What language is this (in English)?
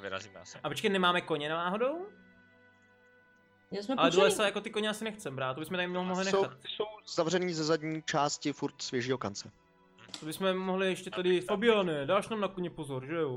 Czech